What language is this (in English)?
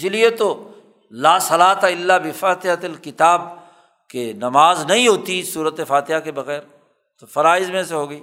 Urdu